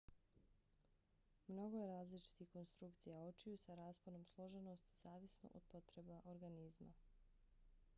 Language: Bosnian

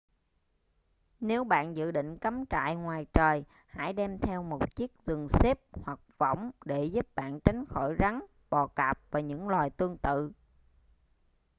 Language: Vietnamese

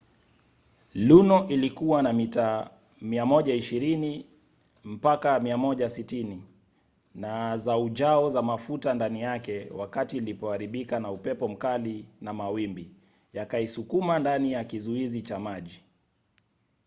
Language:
Swahili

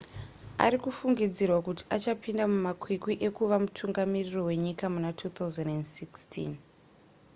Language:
Shona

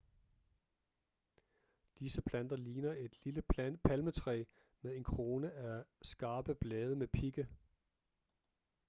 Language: Danish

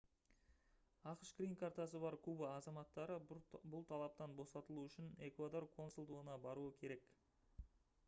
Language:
Kazakh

